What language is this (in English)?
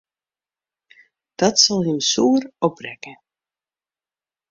Western Frisian